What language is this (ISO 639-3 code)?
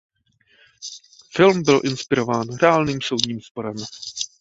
ces